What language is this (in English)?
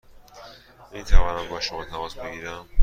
Persian